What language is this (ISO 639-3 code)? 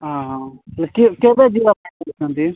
ori